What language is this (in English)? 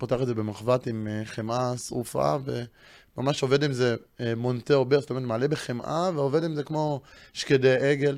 Hebrew